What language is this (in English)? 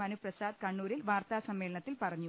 Malayalam